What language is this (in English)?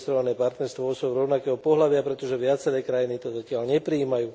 Slovak